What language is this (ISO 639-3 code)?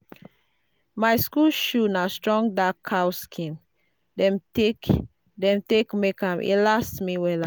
pcm